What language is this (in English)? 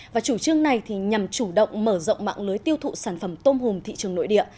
Vietnamese